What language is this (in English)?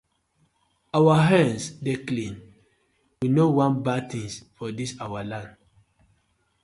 Nigerian Pidgin